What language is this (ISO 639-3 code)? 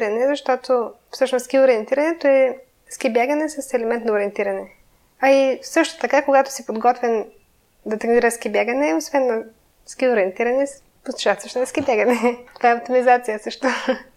bul